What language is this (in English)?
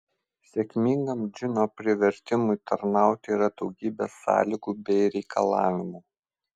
Lithuanian